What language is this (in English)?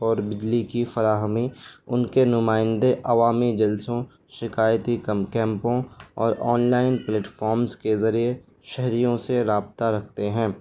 Urdu